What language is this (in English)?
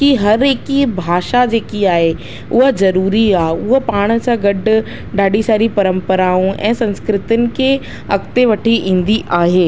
Sindhi